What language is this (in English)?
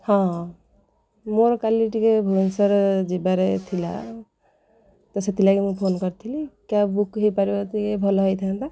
Odia